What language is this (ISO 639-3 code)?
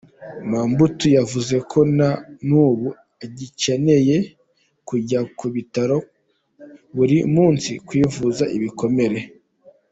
kin